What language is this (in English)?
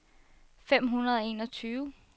Danish